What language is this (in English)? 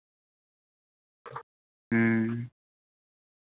Santali